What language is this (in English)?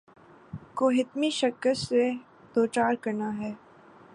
Urdu